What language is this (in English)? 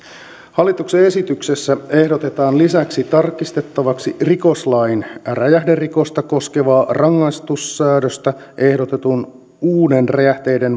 Finnish